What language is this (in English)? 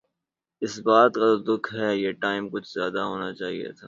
Urdu